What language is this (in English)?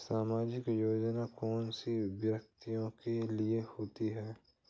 Hindi